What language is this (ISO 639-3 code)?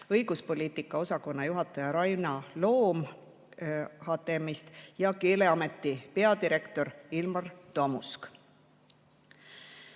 est